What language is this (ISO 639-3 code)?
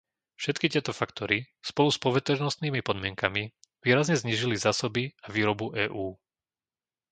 slk